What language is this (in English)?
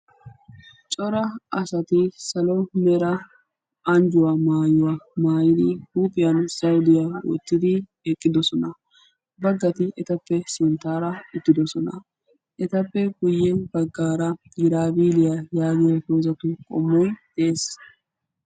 Wolaytta